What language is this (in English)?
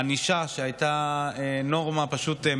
Hebrew